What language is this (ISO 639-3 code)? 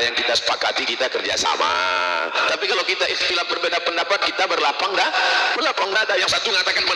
ind